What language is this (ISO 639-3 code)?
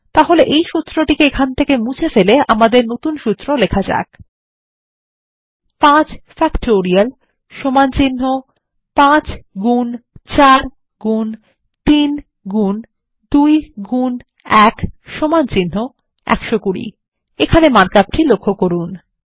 ben